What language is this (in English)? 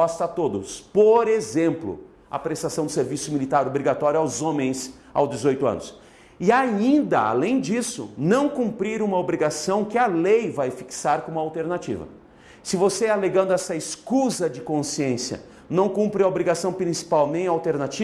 Portuguese